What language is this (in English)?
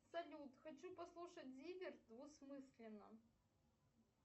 Russian